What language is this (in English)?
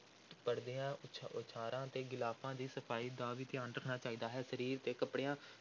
Punjabi